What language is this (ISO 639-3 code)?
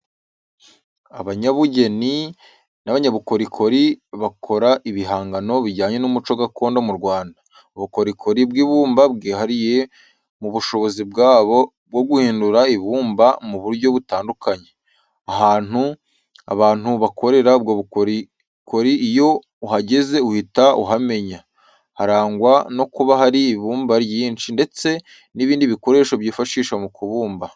kin